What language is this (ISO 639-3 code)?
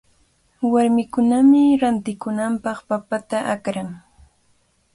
qvl